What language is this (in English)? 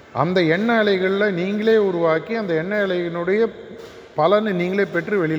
Tamil